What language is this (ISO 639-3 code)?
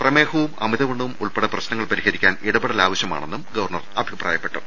mal